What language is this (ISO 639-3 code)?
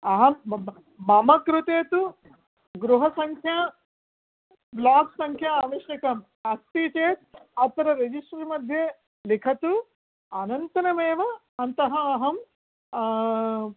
san